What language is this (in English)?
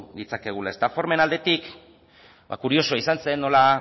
Basque